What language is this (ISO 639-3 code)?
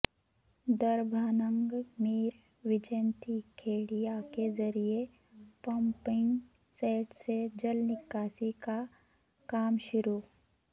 urd